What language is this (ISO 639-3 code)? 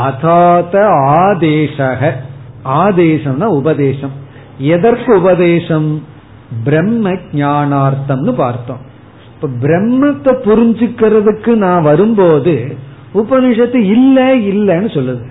tam